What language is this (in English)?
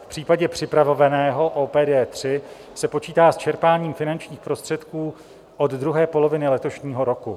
Czech